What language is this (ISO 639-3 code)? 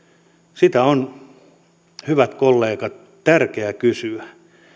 fin